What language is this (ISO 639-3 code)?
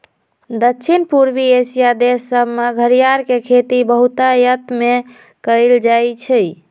mag